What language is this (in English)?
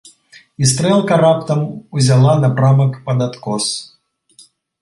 Belarusian